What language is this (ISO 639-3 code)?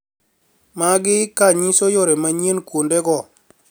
luo